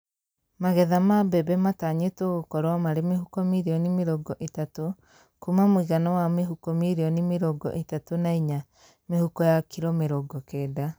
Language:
Kikuyu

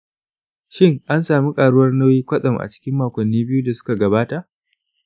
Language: Hausa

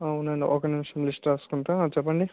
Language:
Telugu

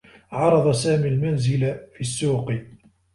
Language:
Arabic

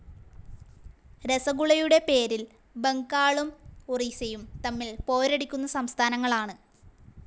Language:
Malayalam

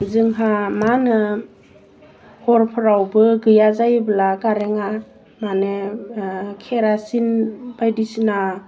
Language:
Bodo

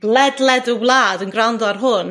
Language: Welsh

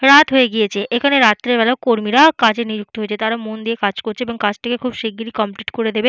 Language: Bangla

